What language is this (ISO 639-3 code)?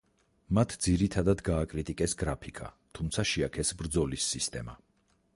kat